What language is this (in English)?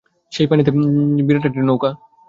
Bangla